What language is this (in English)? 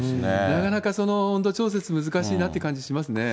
Japanese